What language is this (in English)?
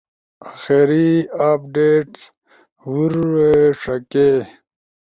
Ushojo